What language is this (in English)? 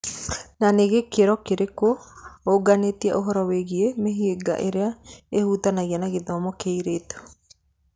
Kikuyu